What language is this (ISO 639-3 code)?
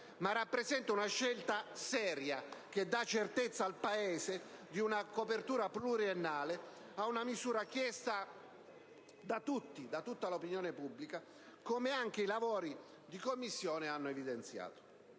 ita